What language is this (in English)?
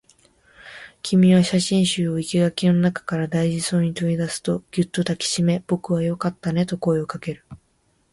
Japanese